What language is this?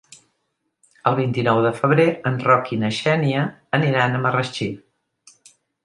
Catalan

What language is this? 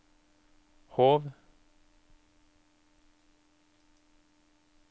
Norwegian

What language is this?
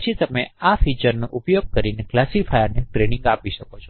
Gujarati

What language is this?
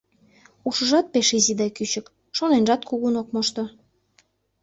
Mari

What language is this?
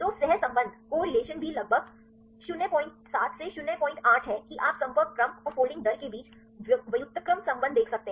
Hindi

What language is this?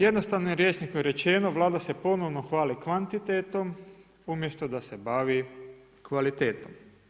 Croatian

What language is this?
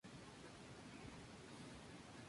Spanish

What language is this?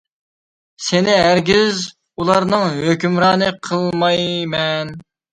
Uyghur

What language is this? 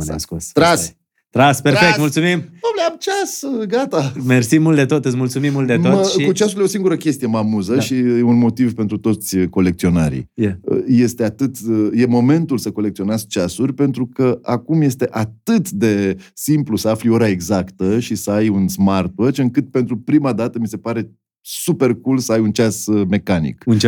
Romanian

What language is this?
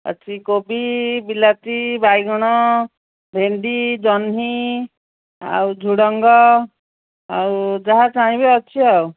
Odia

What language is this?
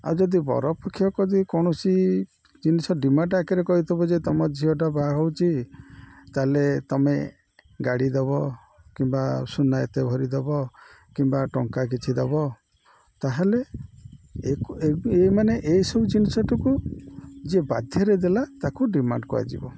Odia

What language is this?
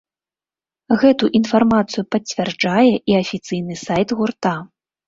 Belarusian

